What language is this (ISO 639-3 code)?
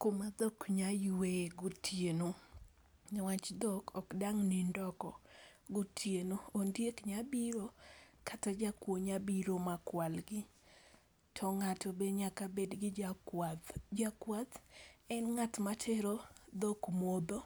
luo